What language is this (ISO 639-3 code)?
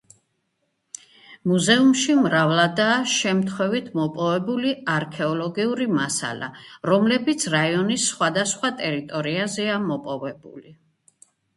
kat